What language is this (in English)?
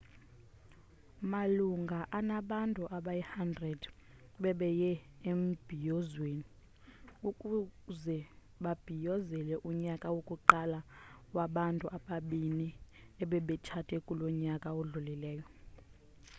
Xhosa